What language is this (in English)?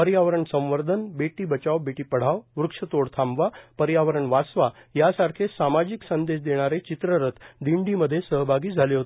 Marathi